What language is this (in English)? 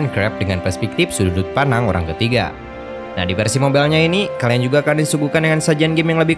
Indonesian